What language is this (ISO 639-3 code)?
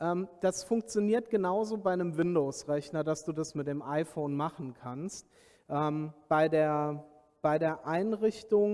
deu